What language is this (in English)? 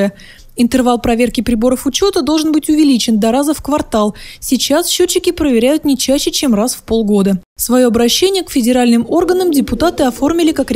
Russian